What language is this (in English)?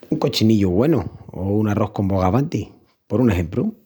Extremaduran